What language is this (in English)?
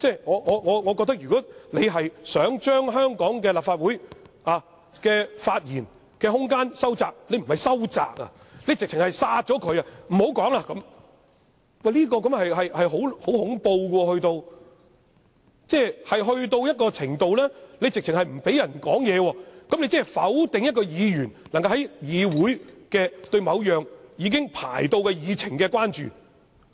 Cantonese